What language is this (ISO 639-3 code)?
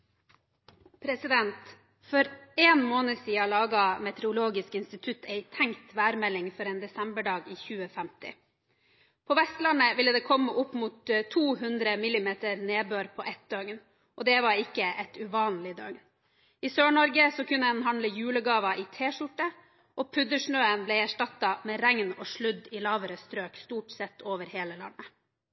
nor